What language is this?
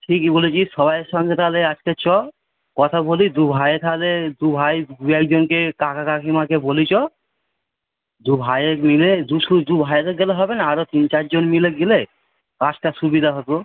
Bangla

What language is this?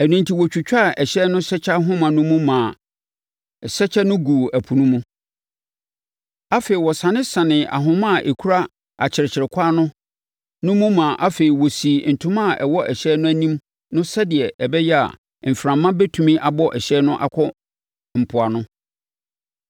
Akan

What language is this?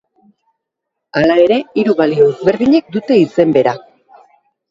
Basque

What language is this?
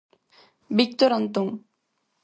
Galician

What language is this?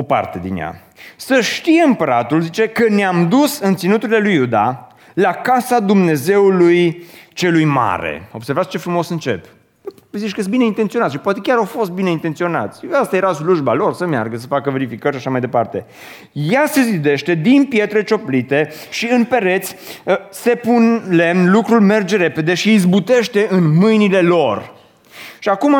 Romanian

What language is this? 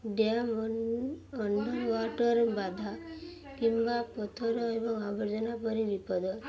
Odia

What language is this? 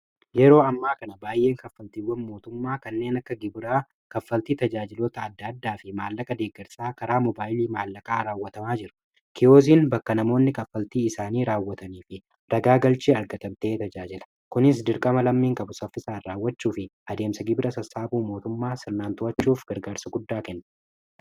Oromo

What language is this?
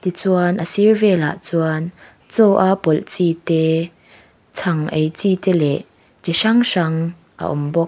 Mizo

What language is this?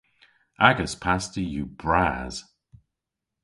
Cornish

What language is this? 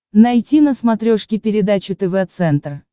Russian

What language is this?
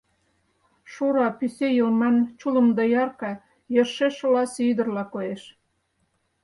Mari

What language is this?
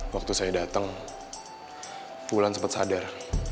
Indonesian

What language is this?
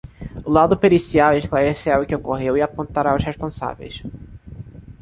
Portuguese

